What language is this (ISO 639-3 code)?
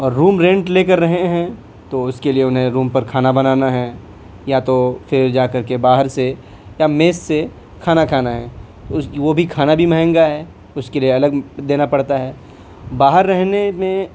urd